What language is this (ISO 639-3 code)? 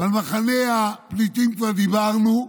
heb